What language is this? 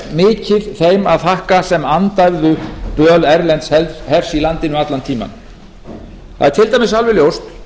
Icelandic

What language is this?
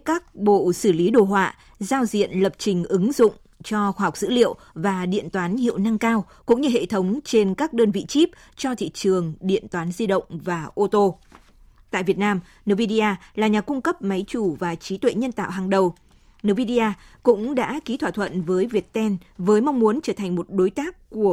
Vietnamese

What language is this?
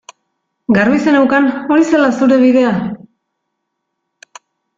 Basque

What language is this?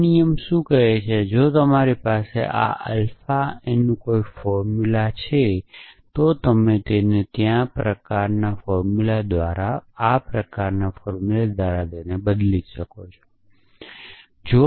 Gujarati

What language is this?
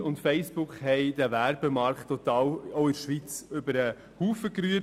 Swiss German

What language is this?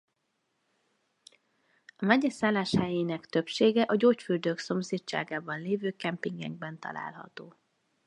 Hungarian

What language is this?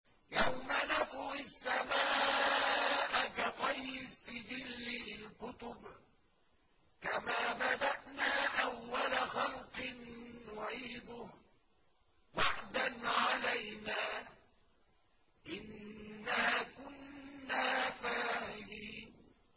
Arabic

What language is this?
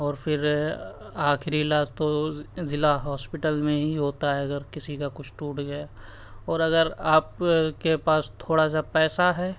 Urdu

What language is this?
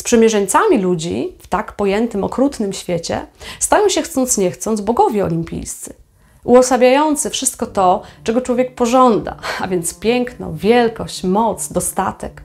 Polish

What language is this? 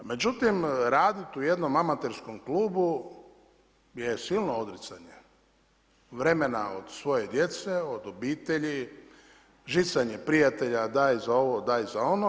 Croatian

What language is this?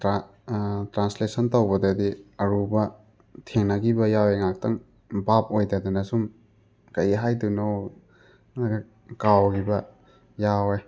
Manipuri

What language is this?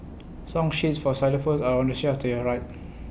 English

